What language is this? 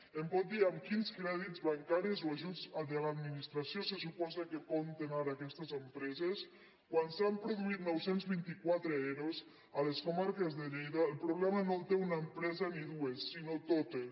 Catalan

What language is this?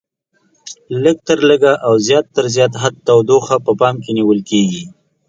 Pashto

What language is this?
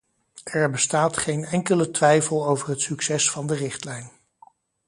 Dutch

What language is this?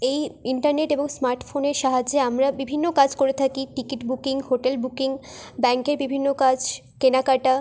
Bangla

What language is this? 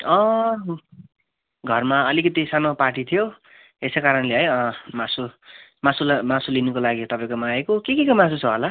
Nepali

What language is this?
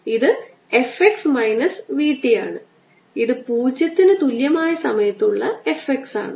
Malayalam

